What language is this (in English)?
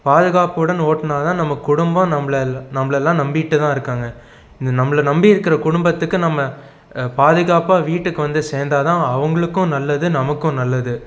Tamil